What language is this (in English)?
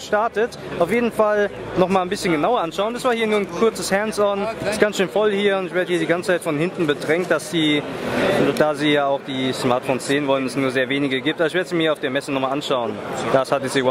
German